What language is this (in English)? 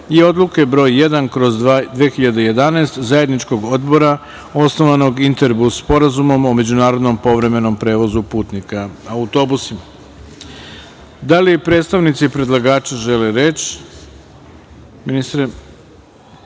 Serbian